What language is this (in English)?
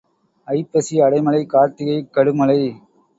Tamil